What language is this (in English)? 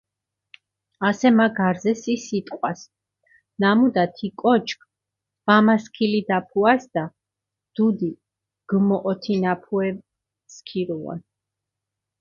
Mingrelian